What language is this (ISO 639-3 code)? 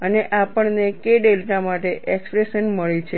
guj